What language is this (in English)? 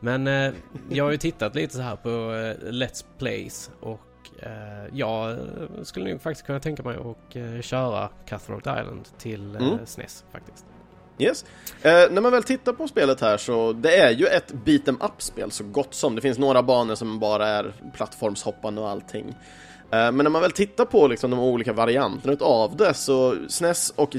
Swedish